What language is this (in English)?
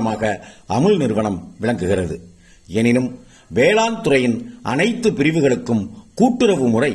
Tamil